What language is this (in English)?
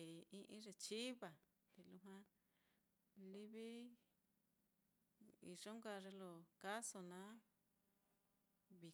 Mitlatongo Mixtec